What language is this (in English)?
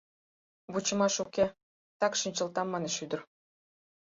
Mari